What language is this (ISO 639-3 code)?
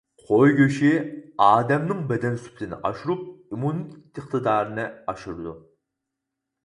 uig